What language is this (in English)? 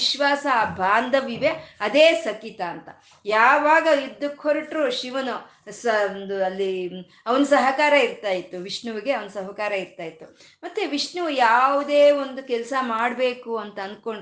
Kannada